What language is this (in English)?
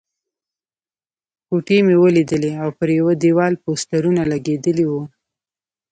Pashto